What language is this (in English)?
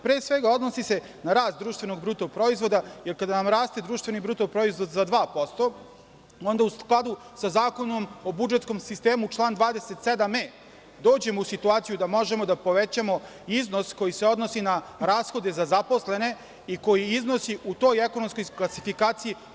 Serbian